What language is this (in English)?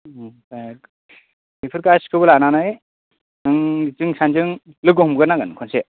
Bodo